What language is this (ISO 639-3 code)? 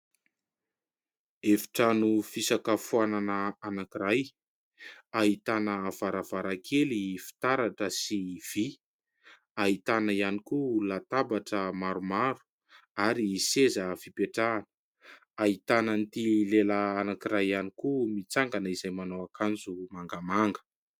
mlg